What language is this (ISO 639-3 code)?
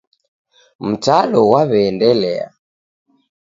dav